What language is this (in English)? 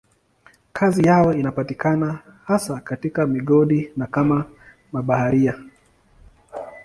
Swahili